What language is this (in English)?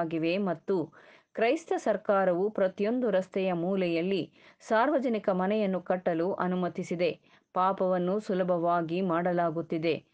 Kannada